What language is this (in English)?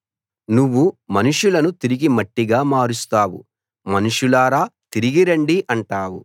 Telugu